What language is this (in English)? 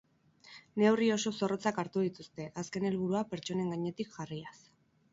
Basque